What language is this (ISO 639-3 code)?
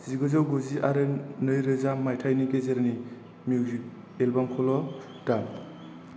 brx